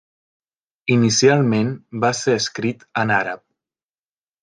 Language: Catalan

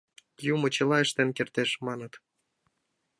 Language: Mari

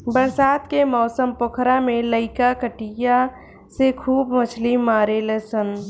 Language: Bhojpuri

